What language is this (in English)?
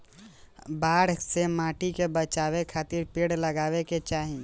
Bhojpuri